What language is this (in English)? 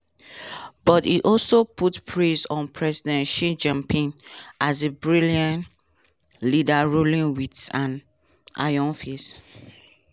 Nigerian Pidgin